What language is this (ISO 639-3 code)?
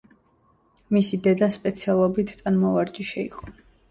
kat